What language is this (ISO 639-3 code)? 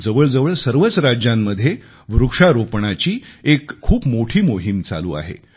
mar